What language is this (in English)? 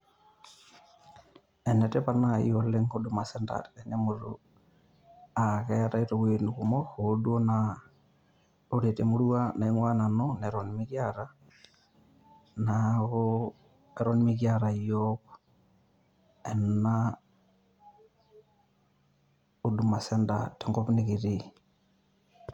Masai